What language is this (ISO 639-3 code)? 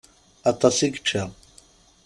kab